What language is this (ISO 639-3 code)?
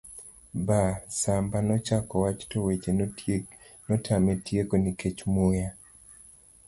luo